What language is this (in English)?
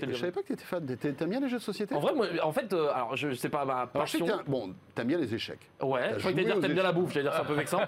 French